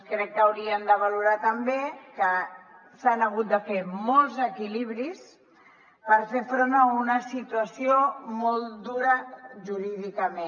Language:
Catalan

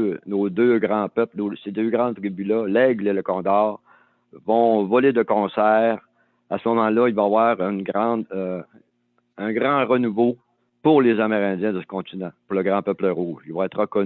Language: French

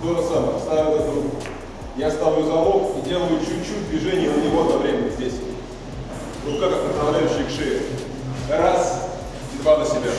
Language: Russian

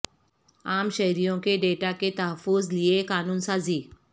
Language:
Urdu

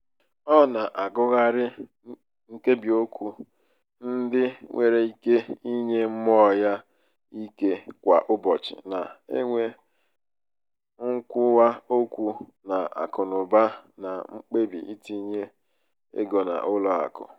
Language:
Igbo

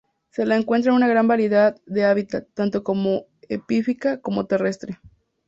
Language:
Spanish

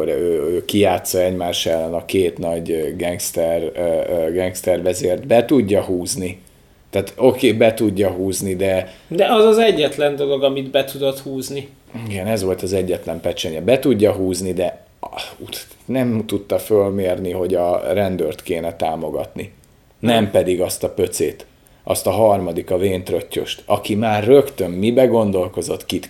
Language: Hungarian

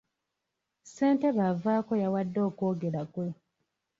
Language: Ganda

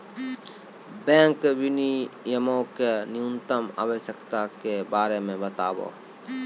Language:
Maithili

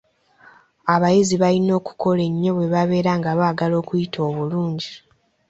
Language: Ganda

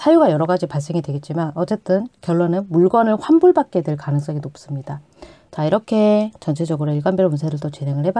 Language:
Korean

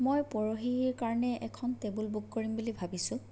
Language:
Assamese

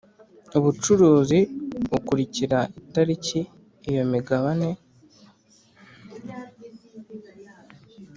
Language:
Kinyarwanda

